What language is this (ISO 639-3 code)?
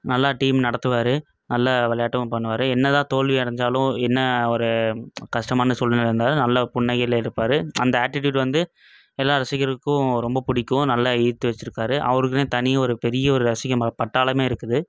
tam